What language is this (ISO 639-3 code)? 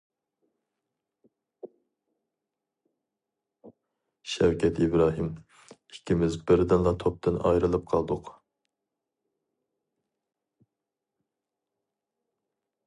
uig